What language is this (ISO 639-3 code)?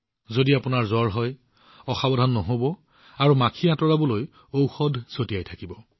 asm